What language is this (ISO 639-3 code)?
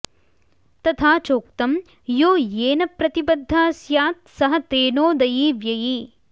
san